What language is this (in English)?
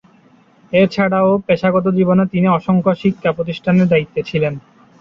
Bangla